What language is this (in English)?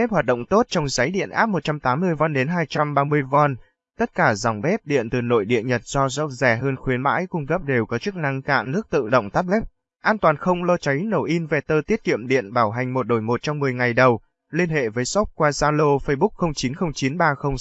Vietnamese